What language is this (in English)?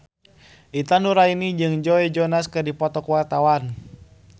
Sundanese